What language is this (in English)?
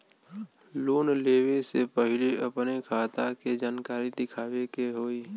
Bhojpuri